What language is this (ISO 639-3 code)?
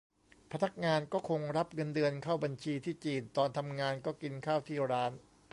tha